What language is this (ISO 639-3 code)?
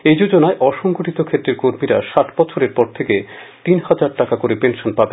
ben